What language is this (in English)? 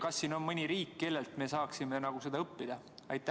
Estonian